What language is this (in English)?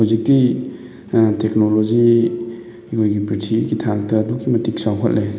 Manipuri